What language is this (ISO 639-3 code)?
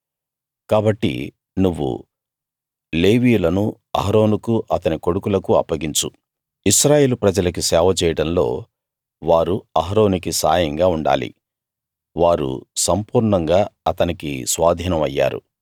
tel